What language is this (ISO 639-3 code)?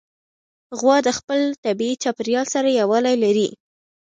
pus